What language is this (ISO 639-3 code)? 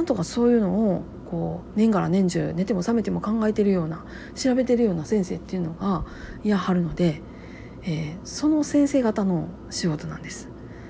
jpn